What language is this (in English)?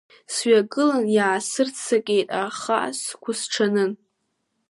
Abkhazian